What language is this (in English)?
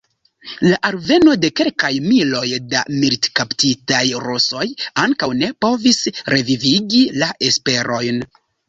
Esperanto